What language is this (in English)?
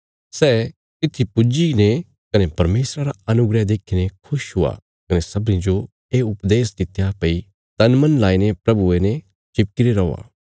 Bilaspuri